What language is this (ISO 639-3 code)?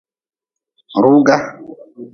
nmz